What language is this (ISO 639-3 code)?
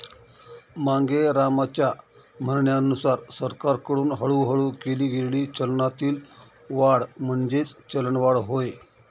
mar